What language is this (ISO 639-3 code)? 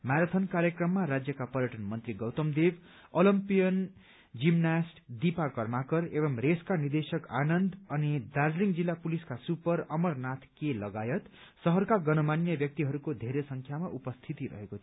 nep